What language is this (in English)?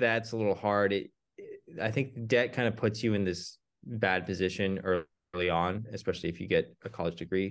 English